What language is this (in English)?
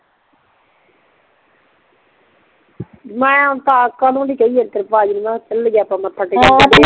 Punjabi